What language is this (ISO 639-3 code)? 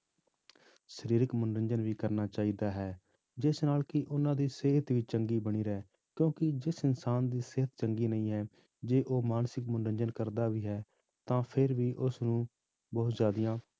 pan